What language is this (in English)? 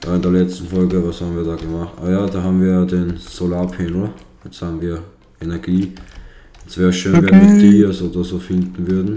German